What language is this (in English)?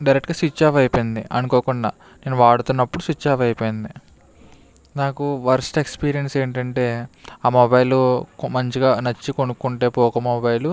Telugu